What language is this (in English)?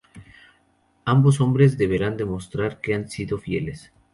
Spanish